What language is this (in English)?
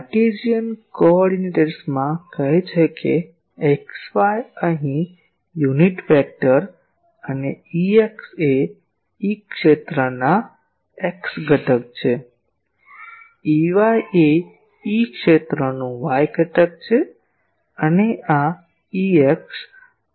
Gujarati